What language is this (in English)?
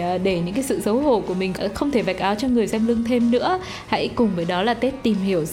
Vietnamese